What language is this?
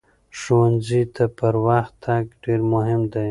Pashto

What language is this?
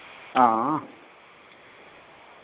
Dogri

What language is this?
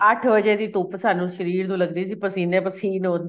Punjabi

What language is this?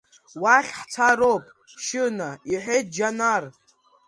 Abkhazian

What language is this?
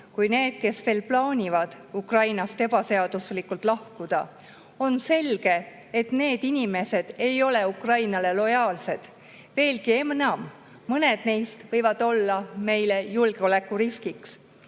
Estonian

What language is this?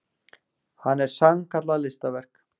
Icelandic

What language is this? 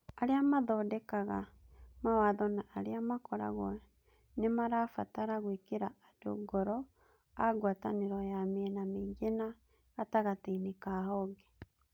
Kikuyu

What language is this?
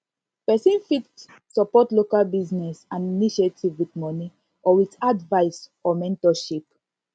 Nigerian Pidgin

